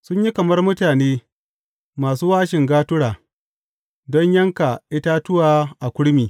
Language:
Hausa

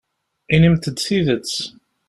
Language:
Kabyle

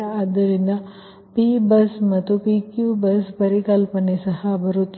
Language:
Kannada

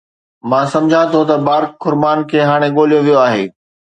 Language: Sindhi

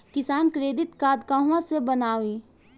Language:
Bhojpuri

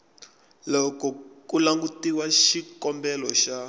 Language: Tsonga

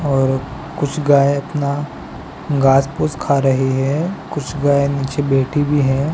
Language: Hindi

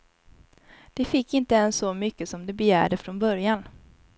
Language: Swedish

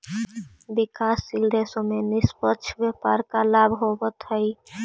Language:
Magahi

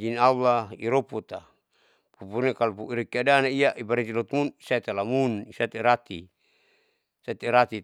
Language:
Saleman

